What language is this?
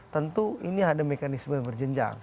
Indonesian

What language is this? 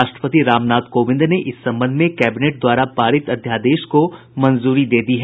Hindi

